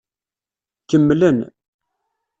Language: Kabyle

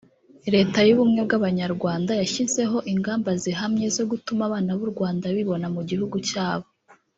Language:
Kinyarwanda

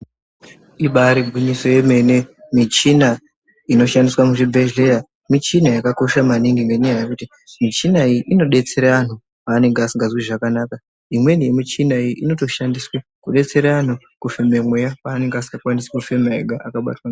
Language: Ndau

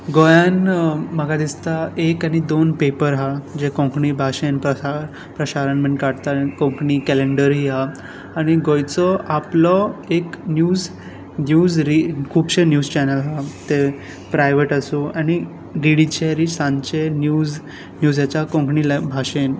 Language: Konkani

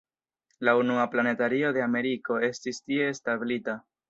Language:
Esperanto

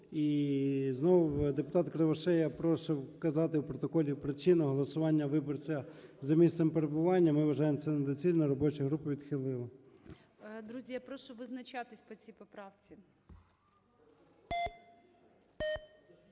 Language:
Ukrainian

